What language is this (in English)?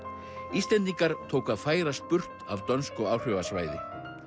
Icelandic